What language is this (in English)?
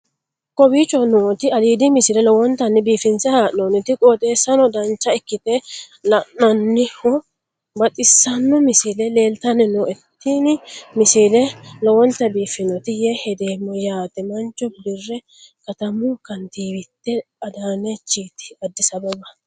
Sidamo